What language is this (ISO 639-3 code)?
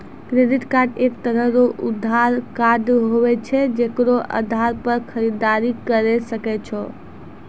mai